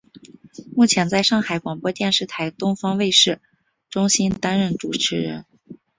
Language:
Chinese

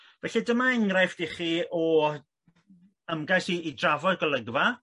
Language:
Welsh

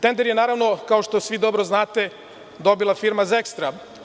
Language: Serbian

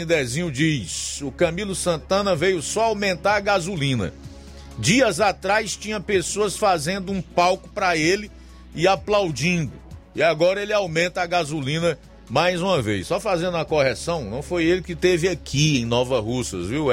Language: Portuguese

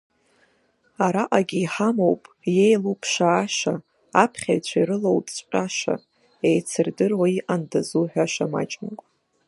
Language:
Abkhazian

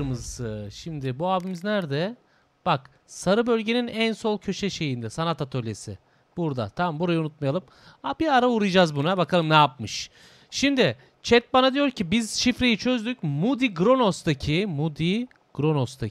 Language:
Turkish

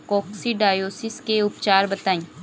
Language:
Bhojpuri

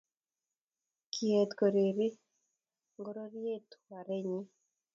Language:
Kalenjin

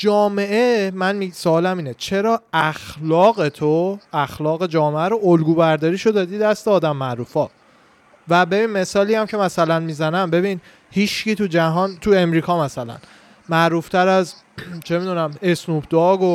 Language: Persian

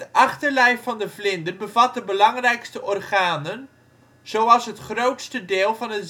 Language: Dutch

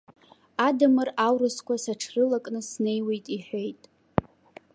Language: Abkhazian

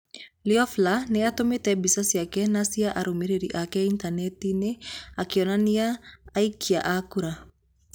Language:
Kikuyu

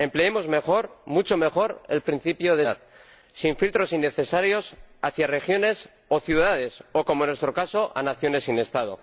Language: Spanish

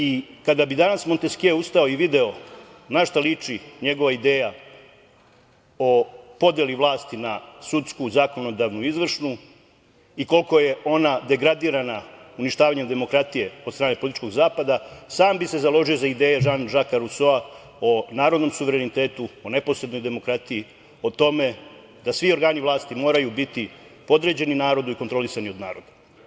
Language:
Serbian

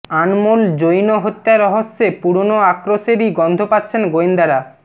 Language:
Bangla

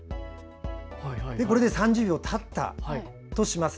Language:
Japanese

